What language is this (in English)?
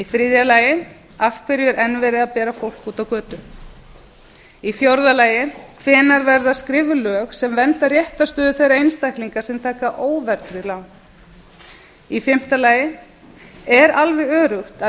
Icelandic